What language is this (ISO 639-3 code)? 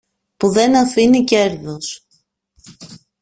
ell